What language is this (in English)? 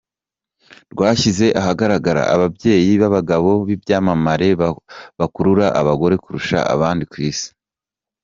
Kinyarwanda